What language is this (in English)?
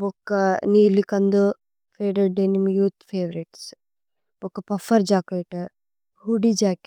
Tulu